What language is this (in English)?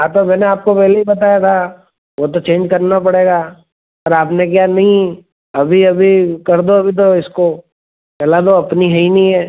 Hindi